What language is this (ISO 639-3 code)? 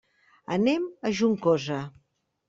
cat